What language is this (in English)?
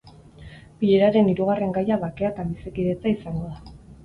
Basque